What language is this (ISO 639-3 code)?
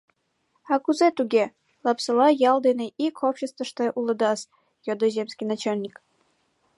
chm